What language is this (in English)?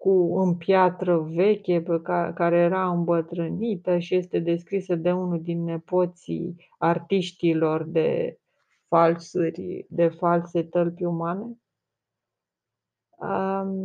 Romanian